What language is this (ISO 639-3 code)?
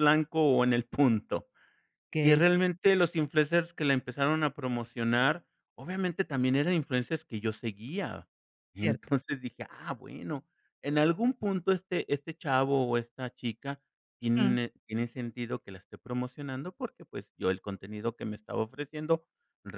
spa